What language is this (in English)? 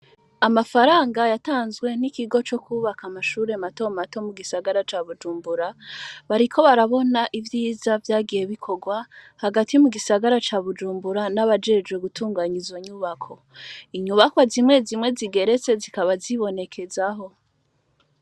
Rundi